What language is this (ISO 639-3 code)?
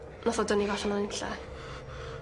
cym